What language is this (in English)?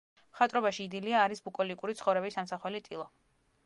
Georgian